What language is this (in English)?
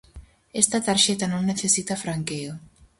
Galician